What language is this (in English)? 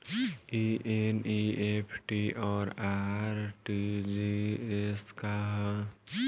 Bhojpuri